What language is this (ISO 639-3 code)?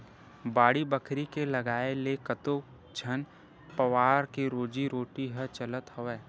hne